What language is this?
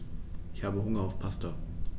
German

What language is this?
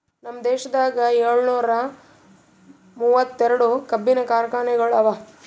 Kannada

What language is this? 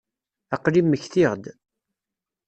Kabyle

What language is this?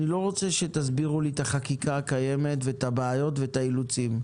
Hebrew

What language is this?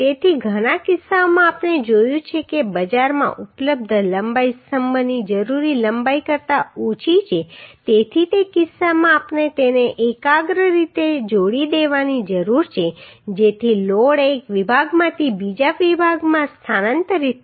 Gujarati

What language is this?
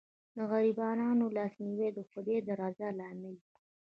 Pashto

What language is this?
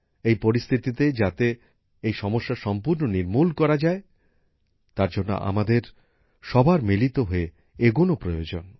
Bangla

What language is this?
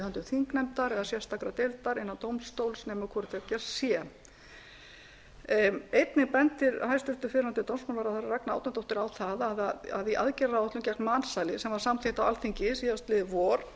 Icelandic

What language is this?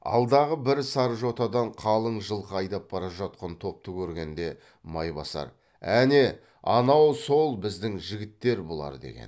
Kazakh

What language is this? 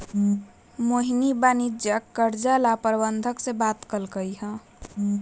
Magahi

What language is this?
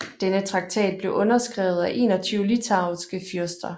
Danish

